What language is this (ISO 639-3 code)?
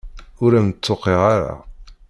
kab